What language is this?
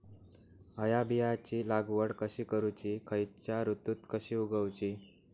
Marathi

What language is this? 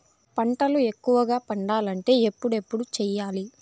Telugu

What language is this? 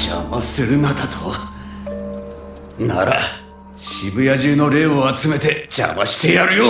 Japanese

